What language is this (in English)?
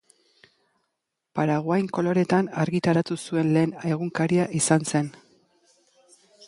Basque